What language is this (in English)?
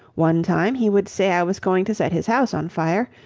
English